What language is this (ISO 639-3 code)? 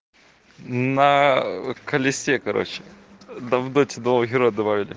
rus